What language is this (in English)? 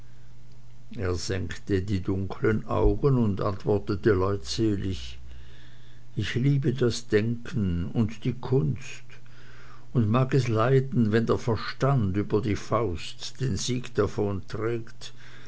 German